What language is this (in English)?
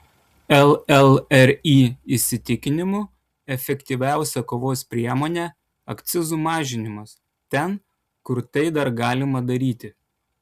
Lithuanian